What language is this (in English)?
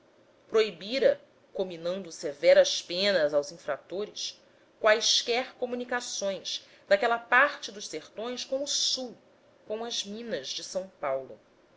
Portuguese